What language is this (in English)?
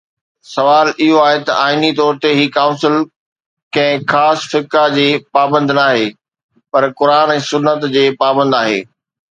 Sindhi